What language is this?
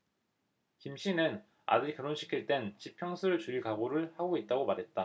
Korean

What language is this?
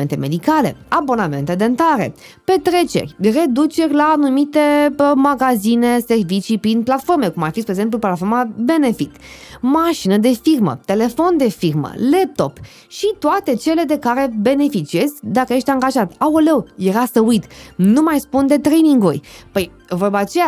Romanian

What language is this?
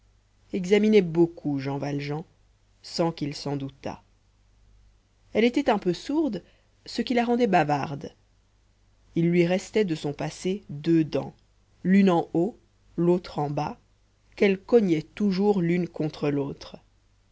French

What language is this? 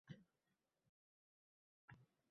Uzbek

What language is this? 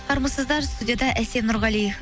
Kazakh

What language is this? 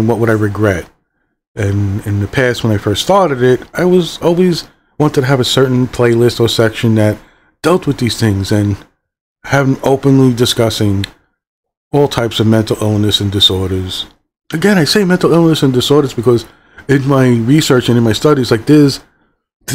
English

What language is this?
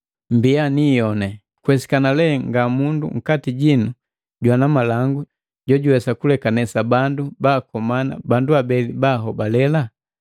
Matengo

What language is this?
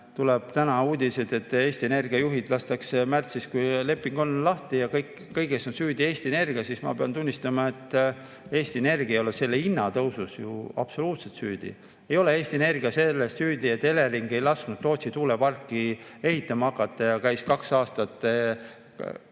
Estonian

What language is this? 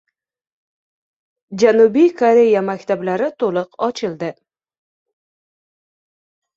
Uzbek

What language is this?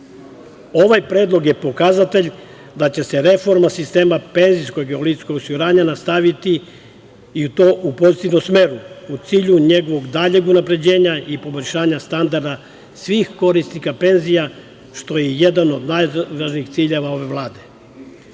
Serbian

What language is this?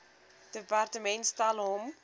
Afrikaans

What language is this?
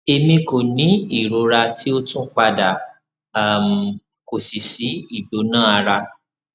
Yoruba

